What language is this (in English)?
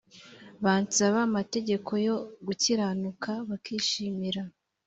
Kinyarwanda